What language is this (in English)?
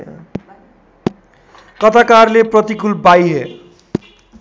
Nepali